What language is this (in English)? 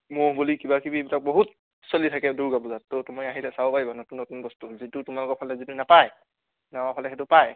Assamese